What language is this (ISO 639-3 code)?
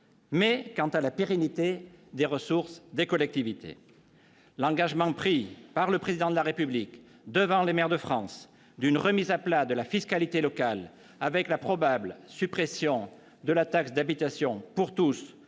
fra